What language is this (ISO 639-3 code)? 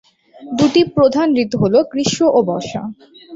ben